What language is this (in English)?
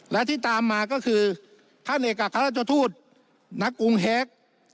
Thai